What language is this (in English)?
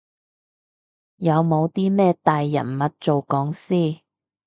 Cantonese